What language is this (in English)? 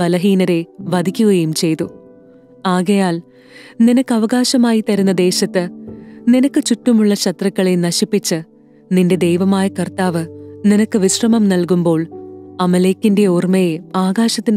Hindi